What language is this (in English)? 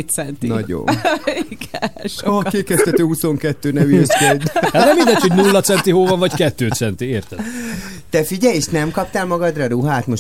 Hungarian